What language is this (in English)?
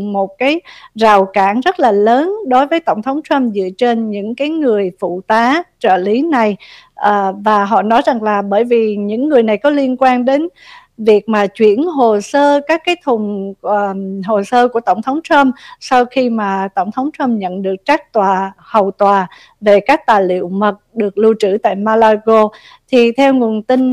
Vietnamese